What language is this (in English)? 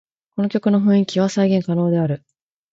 Japanese